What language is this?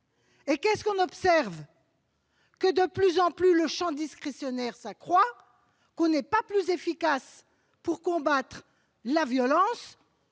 French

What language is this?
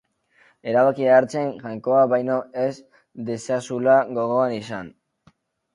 Basque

